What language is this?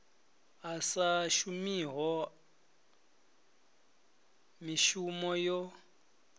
Venda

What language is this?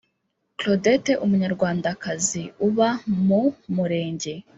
Kinyarwanda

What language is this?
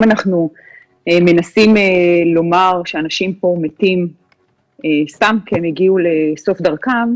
Hebrew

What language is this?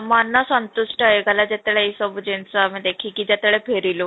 Odia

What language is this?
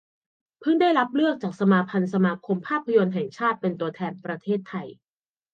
Thai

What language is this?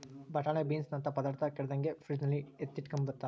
Kannada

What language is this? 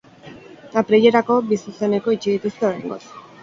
Basque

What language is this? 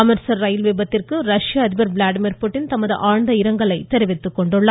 Tamil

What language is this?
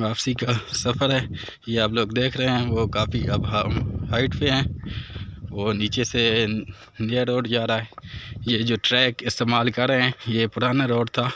Hindi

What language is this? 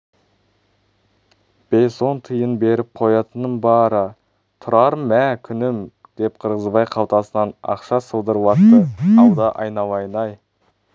Kazakh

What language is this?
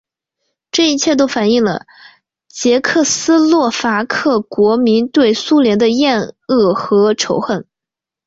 Chinese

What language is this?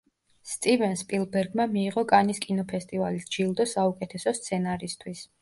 Georgian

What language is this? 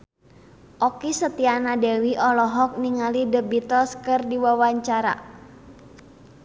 Sundanese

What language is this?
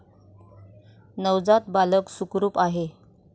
Marathi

